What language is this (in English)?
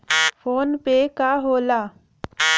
Bhojpuri